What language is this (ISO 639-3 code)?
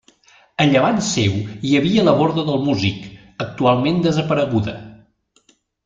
cat